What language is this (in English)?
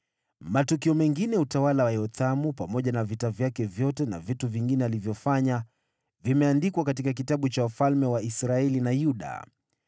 Swahili